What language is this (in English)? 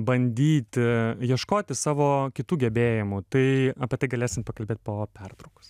Lithuanian